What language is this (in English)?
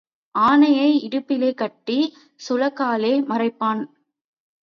Tamil